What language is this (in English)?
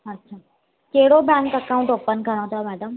Sindhi